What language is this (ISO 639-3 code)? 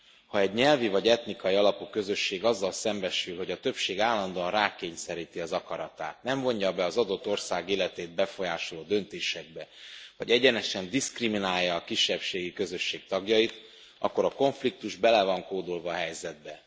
hun